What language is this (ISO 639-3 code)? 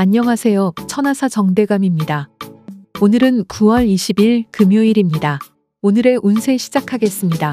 kor